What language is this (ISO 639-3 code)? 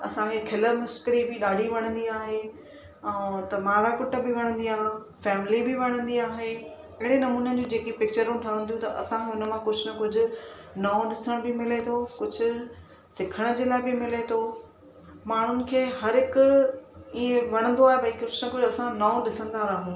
snd